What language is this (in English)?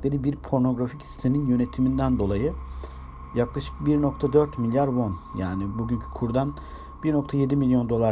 Turkish